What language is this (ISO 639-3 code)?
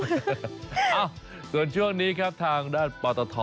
tha